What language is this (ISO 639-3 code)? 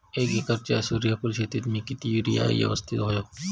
mar